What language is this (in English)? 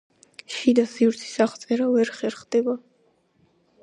Georgian